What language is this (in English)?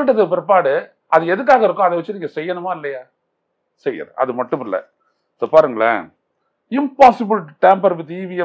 Tamil